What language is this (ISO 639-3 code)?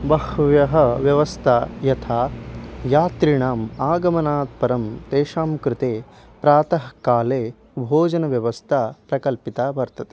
san